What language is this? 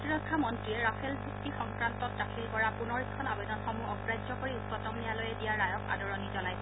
Assamese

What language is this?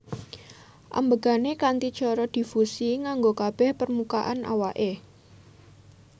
Javanese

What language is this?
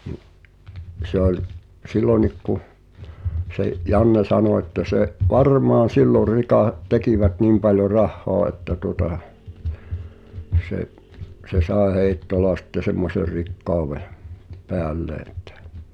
Finnish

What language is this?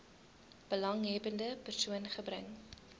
Afrikaans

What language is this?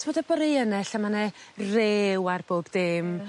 Welsh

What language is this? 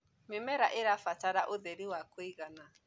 Kikuyu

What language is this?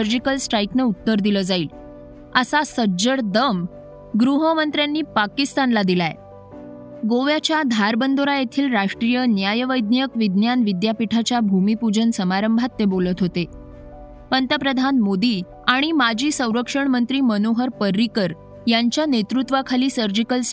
Marathi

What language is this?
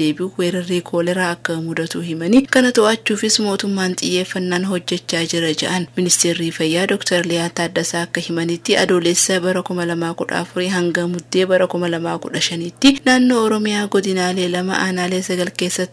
Arabic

